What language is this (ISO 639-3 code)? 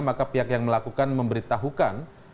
ind